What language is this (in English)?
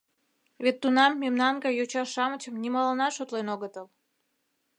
Mari